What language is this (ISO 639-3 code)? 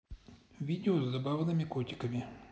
rus